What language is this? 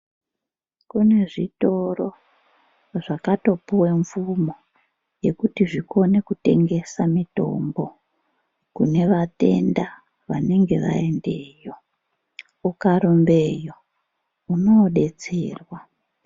Ndau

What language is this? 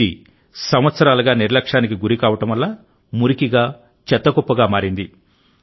Telugu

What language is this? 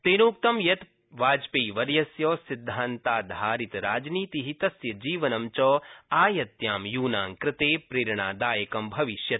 Sanskrit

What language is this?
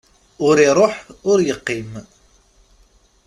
Kabyle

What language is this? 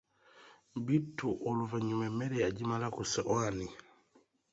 Ganda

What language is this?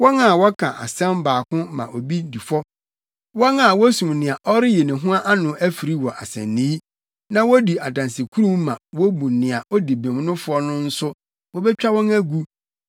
Akan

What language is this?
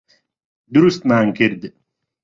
Central Kurdish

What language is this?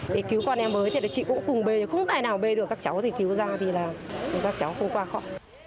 Vietnamese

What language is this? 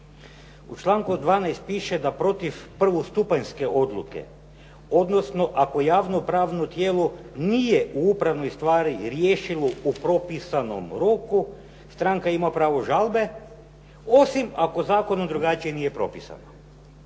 Croatian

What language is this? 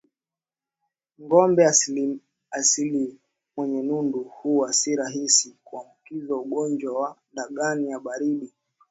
Swahili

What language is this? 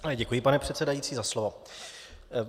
Czech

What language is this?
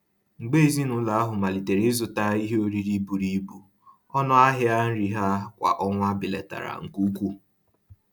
Igbo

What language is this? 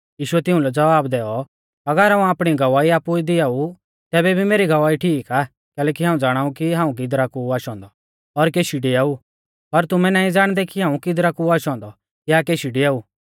Mahasu Pahari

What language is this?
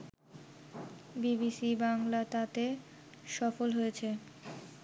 Bangla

